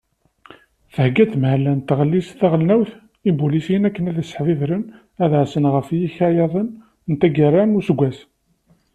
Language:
Kabyle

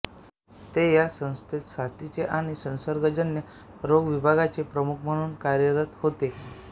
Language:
Marathi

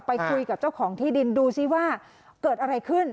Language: Thai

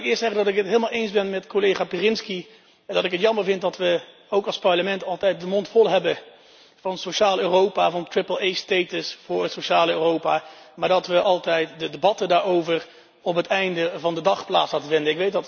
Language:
Dutch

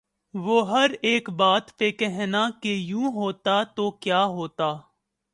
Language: Urdu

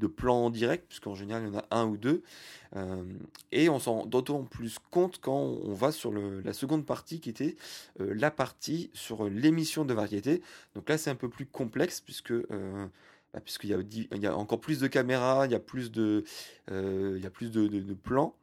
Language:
French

